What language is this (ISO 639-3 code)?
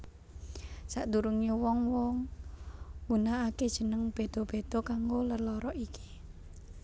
jav